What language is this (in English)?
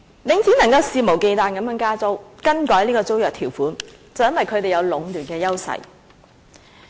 Cantonese